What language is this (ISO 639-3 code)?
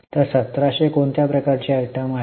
mar